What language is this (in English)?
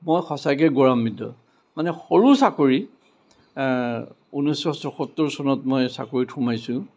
Assamese